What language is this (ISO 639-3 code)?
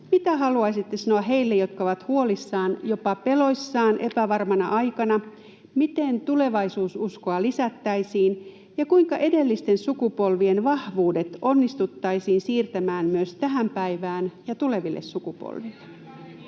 fin